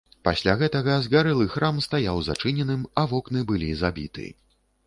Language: Belarusian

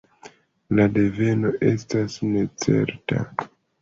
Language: Esperanto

